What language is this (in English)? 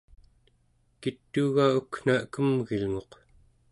Central Yupik